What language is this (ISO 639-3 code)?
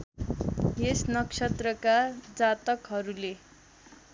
nep